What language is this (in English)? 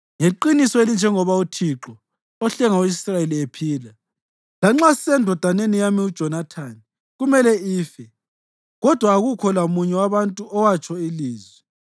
North Ndebele